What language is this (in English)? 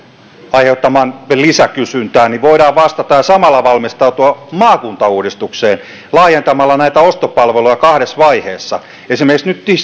Finnish